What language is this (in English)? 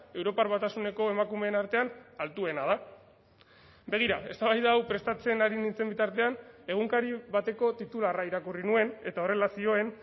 Basque